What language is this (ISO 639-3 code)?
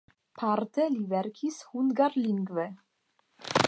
epo